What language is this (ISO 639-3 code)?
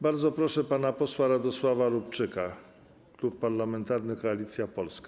pol